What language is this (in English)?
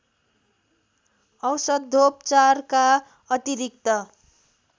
Nepali